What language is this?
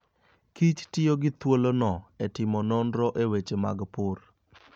Luo (Kenya and Tanzania)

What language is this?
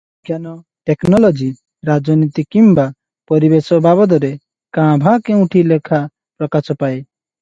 Odia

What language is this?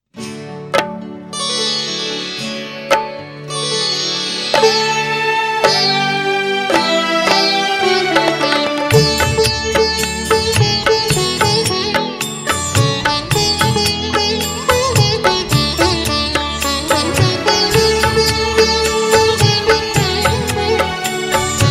Hindi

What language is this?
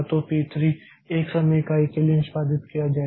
Hindi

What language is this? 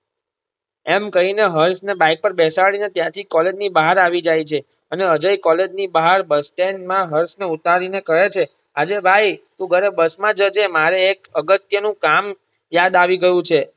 Gujarati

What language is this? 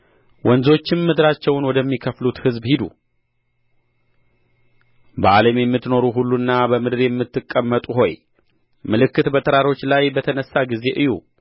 Amharic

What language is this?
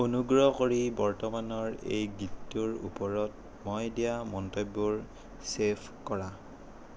Assamese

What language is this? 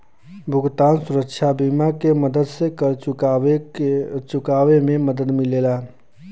Bhojpuri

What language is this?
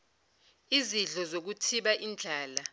Zulu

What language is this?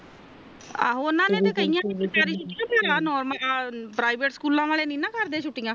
Punjabi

